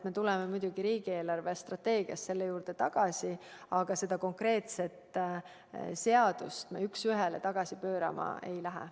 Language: Estonian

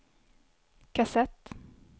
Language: Swedish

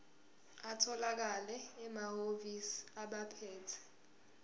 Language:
Zulu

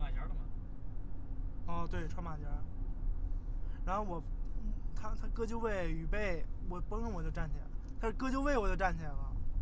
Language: Chinese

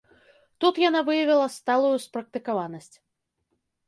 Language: Belarusian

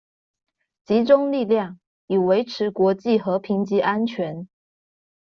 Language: Chinese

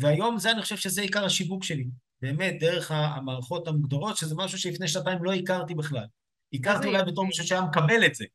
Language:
Hebrew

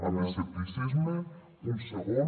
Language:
Catalan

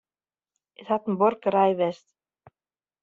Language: Western Frisian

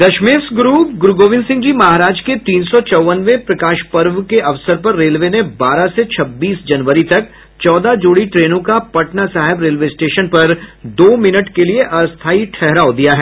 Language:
Hindi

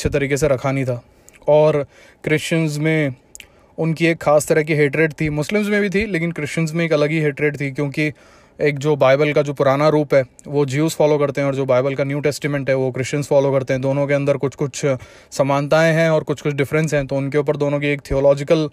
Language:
Hindi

